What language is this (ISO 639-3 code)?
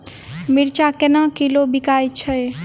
mai